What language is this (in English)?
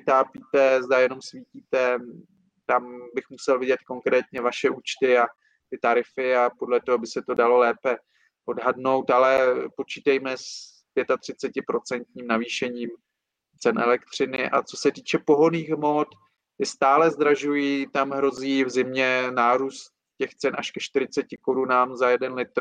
Czech